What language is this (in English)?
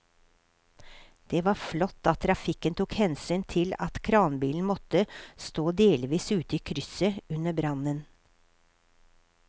Norwegian